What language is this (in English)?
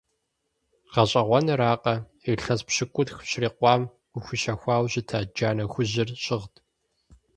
Kabardian